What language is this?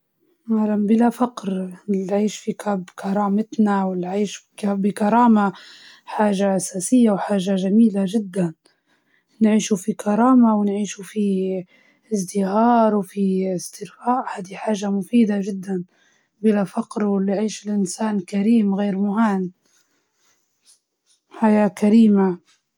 Libyan Arabic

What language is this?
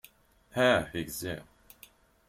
Kabyle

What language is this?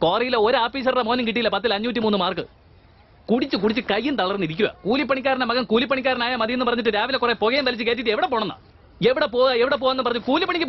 Hindi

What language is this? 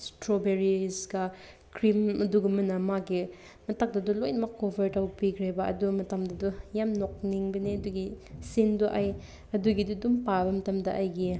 Manipuri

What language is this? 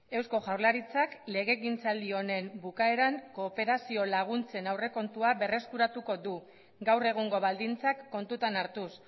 Basque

